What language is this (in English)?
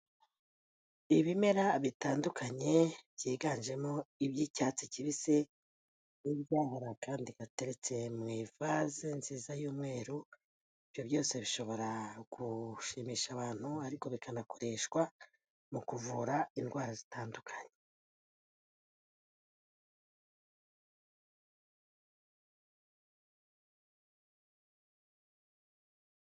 Kinyarwanda